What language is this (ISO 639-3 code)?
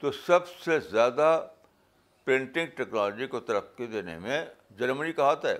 urd